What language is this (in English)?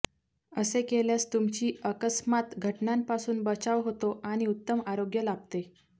Marathi